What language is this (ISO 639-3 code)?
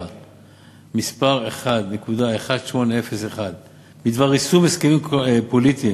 heb